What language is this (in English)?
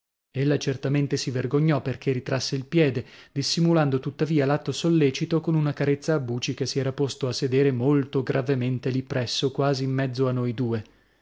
Italian